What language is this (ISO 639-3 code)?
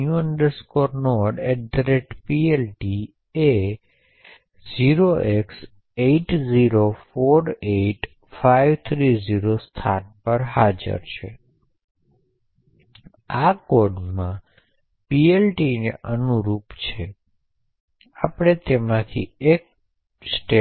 guj